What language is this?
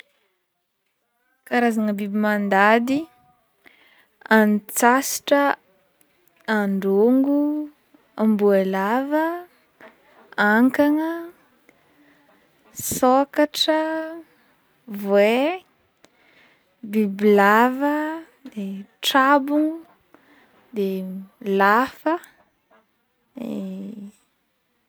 Northern Betsimisaraka Malagasy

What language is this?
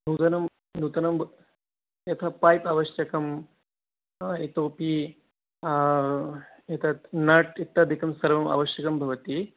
Sanskrit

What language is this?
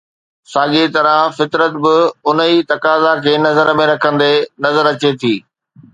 Sindhi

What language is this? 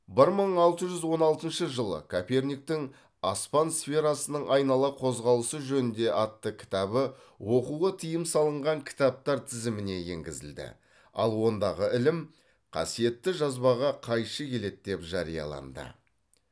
Kazakh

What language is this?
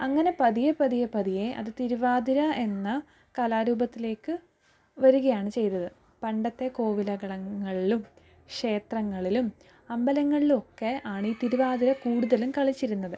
Malayalam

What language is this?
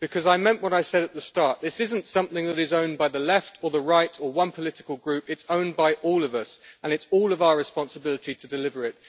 English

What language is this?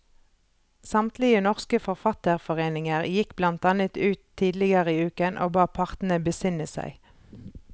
Norwegian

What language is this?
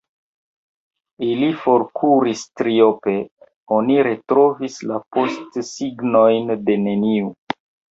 Esperanto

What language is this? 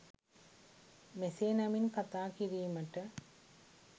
Sinhala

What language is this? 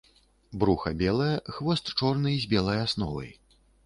Belarusian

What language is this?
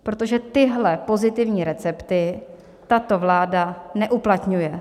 Czech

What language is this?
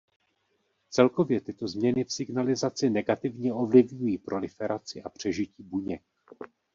Czech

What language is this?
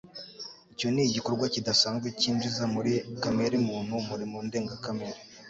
Kinyarwanda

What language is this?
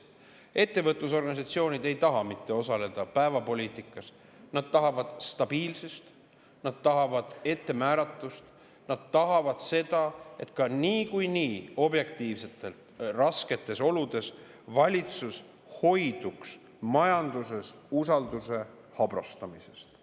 Estonian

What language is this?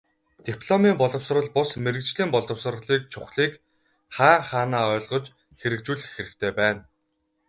Mongolian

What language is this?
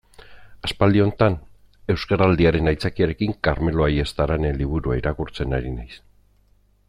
Basque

